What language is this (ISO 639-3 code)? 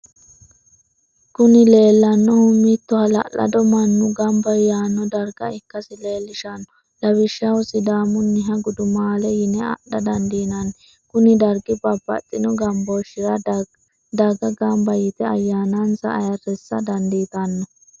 sid